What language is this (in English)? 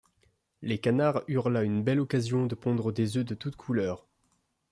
French